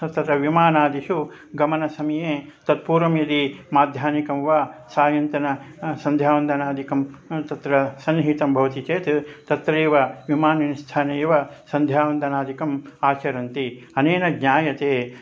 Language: Sanskrit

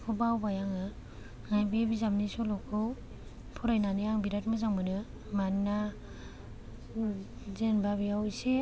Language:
Bodo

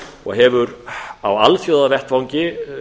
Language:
Icelandic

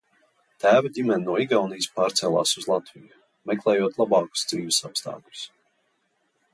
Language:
Latvian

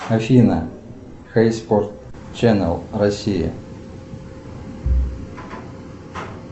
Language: Russian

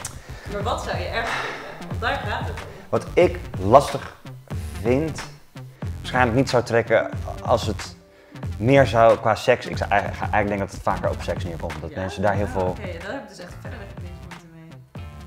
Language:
Dutch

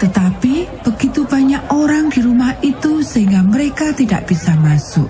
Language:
Indonesian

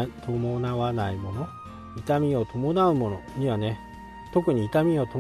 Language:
Japanese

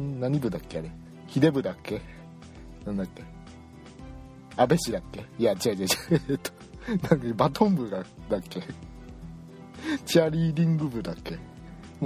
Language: Japanese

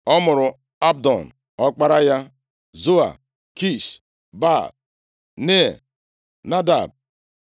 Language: Igbo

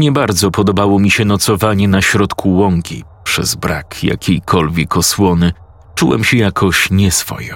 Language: Polish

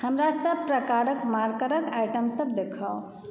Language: Maithili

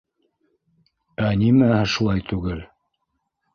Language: Bashkir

